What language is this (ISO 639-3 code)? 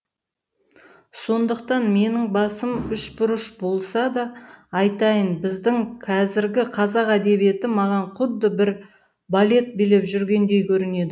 kaz